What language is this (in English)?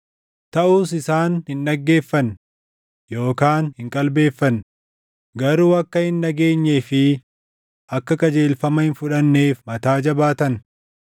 Oromo